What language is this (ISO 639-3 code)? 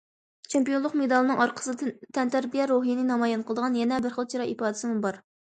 uig